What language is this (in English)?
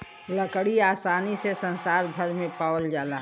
Bhojpuri